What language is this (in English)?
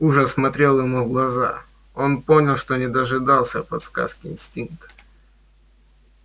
Russian